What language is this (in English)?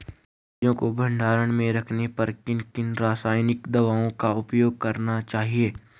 Hindi